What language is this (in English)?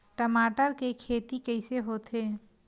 Chhattisgarhi